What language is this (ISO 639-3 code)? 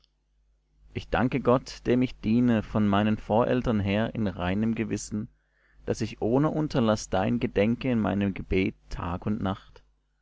deu